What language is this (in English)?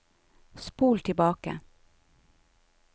Norwegian